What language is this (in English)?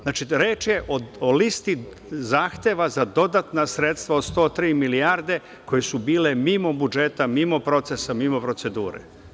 Serbian